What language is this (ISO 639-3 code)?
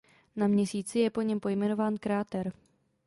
ces